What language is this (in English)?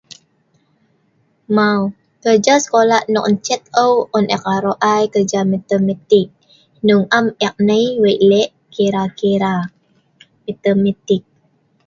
Sa'ban